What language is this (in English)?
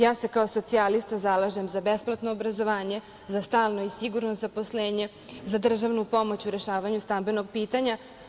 Serbian